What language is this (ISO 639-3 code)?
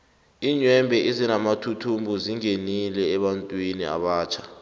nbl